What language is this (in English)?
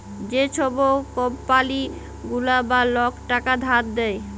Bangla